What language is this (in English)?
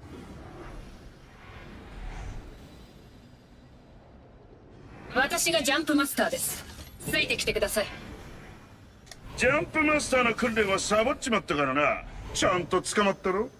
Japanese